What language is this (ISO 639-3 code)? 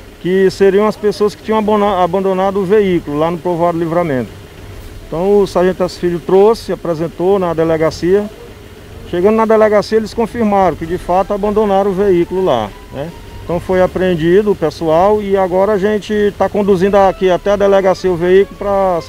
por